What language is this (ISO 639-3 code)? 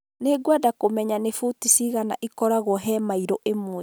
kik